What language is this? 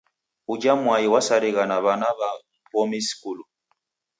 Taita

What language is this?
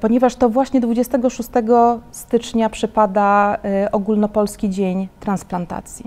Polish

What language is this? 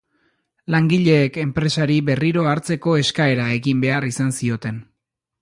Basque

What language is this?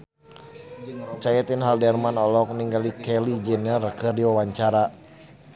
Sundanese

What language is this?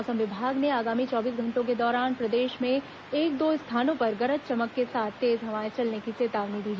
Hindi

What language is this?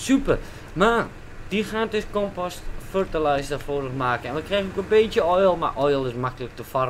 Dutch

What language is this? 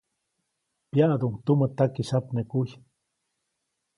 Copainalá Zoque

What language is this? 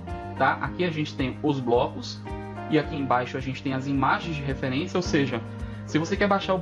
Portuguese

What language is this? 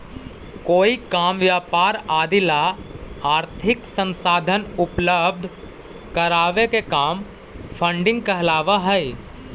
Magahi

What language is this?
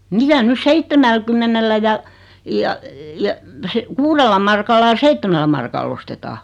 Finnish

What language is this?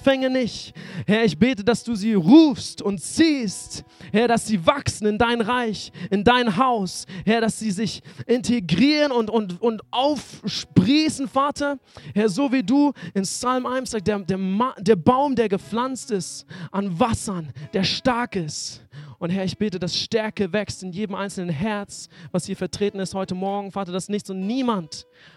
German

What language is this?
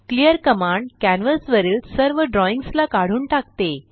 Marathi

